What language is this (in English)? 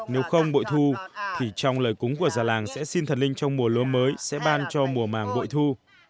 Vietnamese